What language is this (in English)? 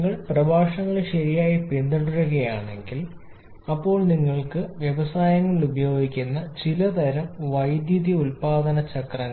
Malayalam